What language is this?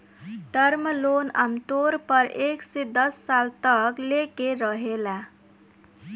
Bhojpuri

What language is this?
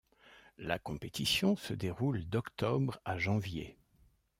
French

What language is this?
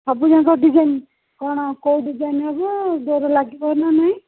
Odia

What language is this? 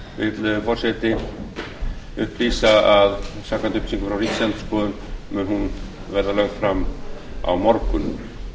Icelandic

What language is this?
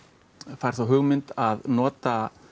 Icelandic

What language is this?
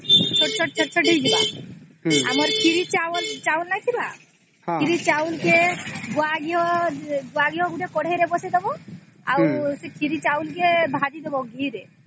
Odia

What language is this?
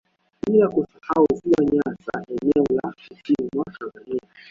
Swahili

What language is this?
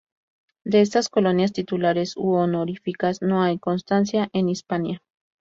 Spanish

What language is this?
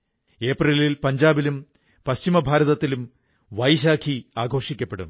Malayalam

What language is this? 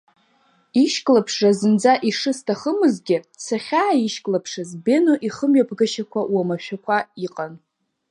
Abkhazian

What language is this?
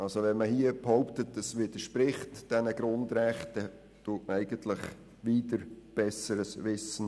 Swiss German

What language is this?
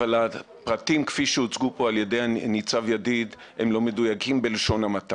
Hebrew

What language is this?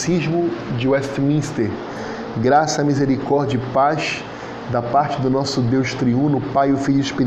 Portuguese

